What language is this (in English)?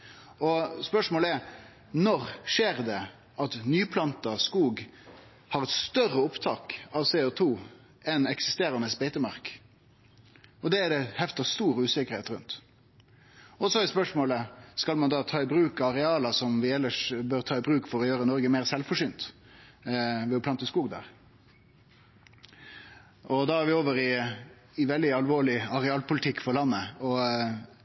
Norwegian Nynorsk